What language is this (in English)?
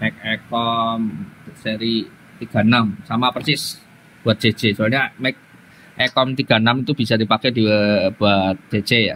Indonesian